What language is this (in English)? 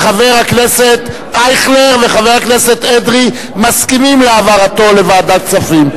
Hebrew